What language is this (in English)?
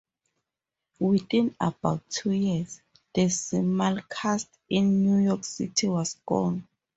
English